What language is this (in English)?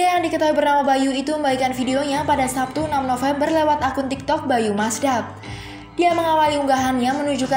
Indonesian